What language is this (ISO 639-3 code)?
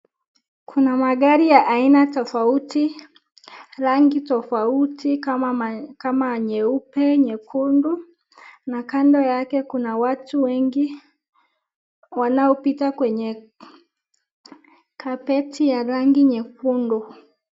swa